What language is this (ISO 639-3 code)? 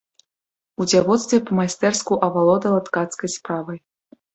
bel